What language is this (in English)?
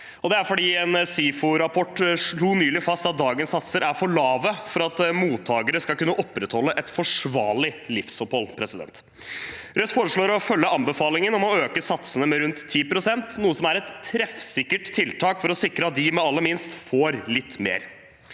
Norwegian